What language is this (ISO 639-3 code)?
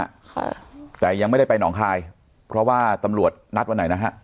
tha